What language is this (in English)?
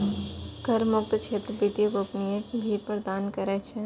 Maithili